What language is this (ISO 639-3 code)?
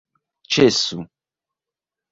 epo